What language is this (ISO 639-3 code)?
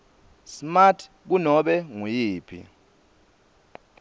ssw